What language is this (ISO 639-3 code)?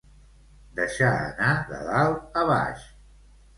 cat